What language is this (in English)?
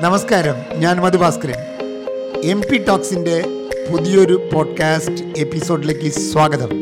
Malayalam